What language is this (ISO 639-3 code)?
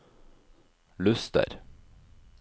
nor